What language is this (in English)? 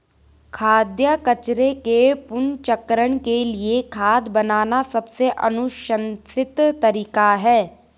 Hindi